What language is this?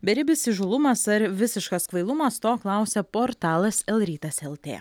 Lithuanian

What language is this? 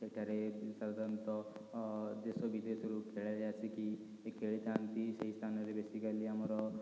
Odia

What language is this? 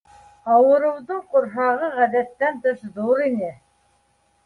Bashkir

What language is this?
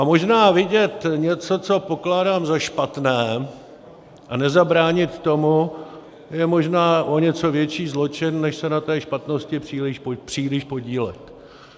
Czech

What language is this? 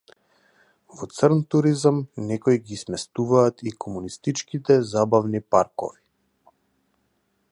Macedonian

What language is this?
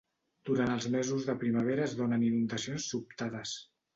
Catalan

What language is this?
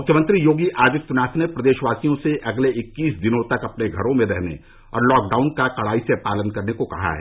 Hindi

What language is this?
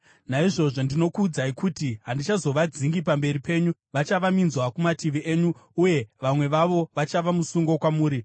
Shona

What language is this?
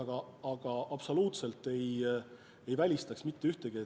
Estonian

